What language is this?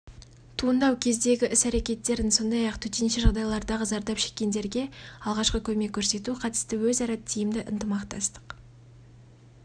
Kazakh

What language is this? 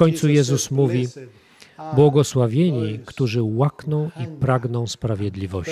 Polish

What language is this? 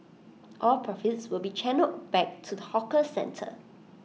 English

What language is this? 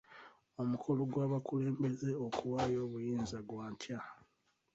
Ganda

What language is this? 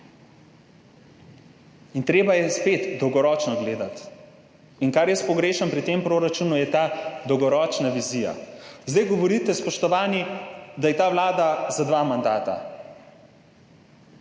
Slovenian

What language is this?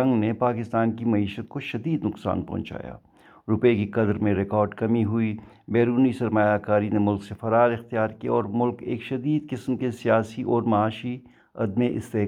Urdu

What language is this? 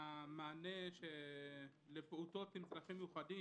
Hebrew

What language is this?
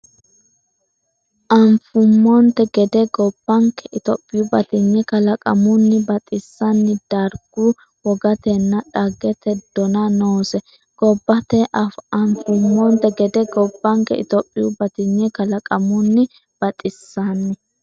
Sidamo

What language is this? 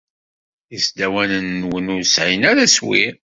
Kabyle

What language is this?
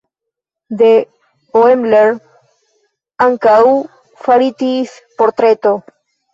Esperanto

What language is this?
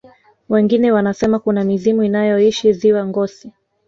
Swahili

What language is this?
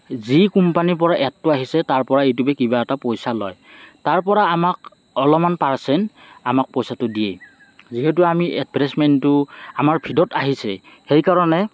Assamese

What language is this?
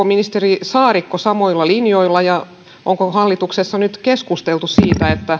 Finnish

